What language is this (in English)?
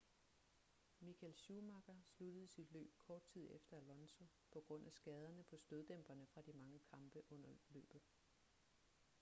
Danish